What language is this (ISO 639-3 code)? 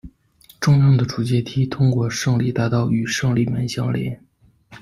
zho